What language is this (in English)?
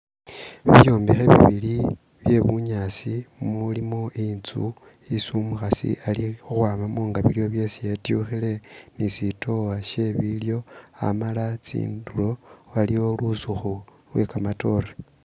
Masaaba